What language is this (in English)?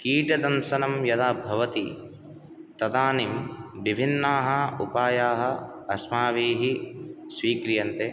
Sanskrit